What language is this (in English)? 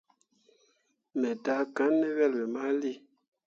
Mundang